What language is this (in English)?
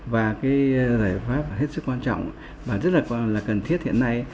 Vietnamese